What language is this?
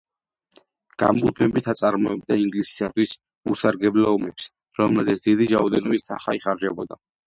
Georgian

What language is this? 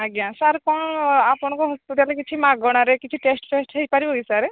Odia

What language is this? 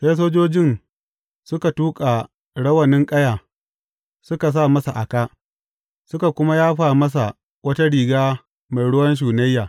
Hausa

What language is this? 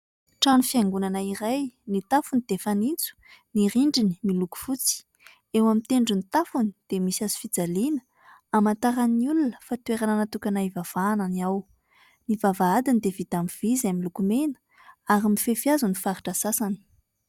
Malagasy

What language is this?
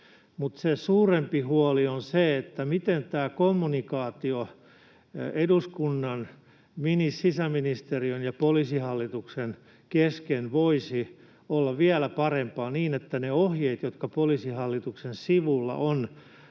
Finnish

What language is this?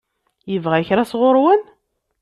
Kabyle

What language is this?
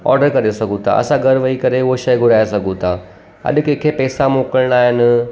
Sindhi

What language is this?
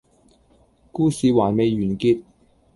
Cantonese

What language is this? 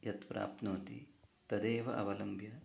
Sanskrit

